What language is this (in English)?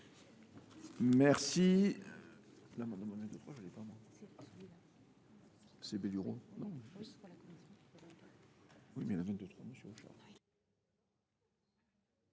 French